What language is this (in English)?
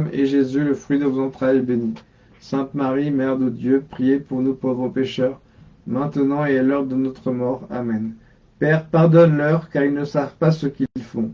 French